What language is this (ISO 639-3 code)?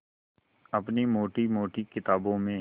hin